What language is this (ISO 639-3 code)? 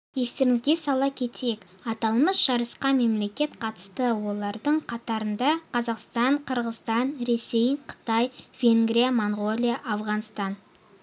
kaz